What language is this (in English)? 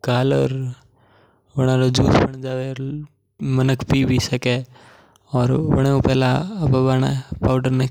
Mewari